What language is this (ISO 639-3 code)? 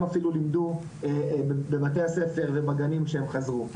heb